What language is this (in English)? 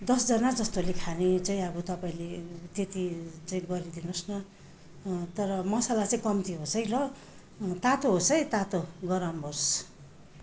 Nepali